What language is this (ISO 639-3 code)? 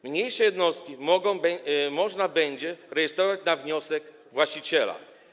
pol